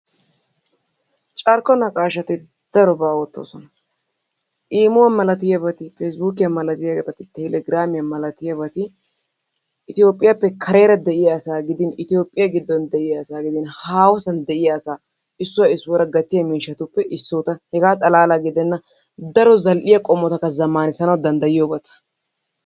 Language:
Wolaytta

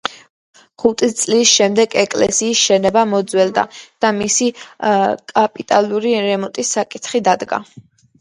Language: Georgian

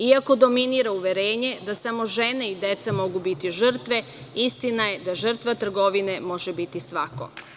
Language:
Serbian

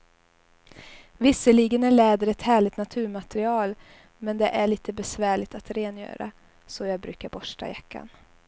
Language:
Swedish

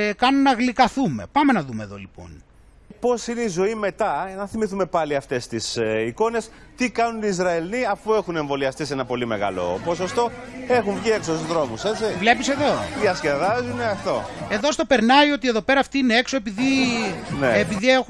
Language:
Greek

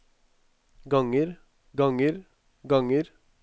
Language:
Norwegian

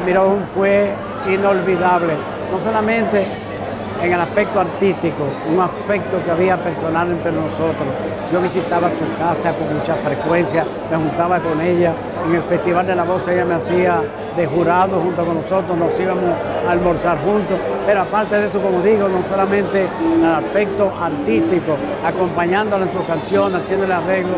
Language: Spanish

